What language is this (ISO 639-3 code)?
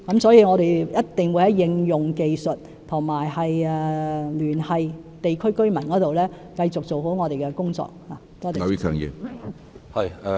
yue